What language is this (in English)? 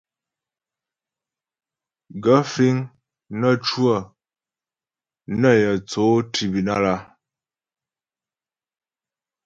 Ghomala